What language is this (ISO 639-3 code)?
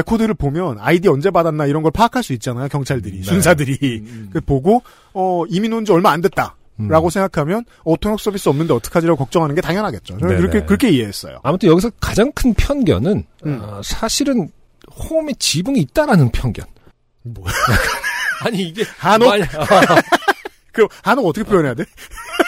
kor